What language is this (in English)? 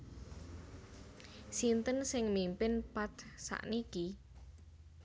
Javanese